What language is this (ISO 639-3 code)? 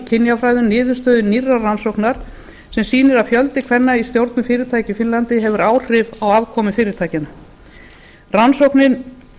isl